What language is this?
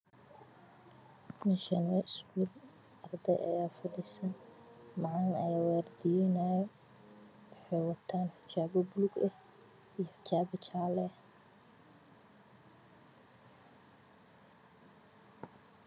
Somali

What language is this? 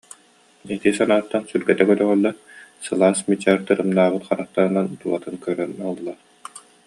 Yakut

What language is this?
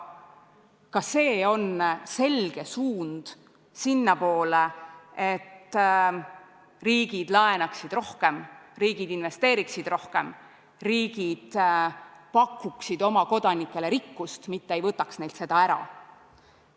Estonian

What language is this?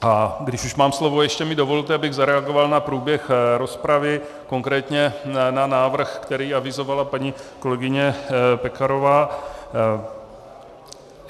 Czech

